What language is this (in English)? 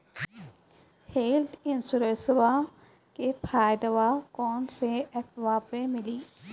Maithili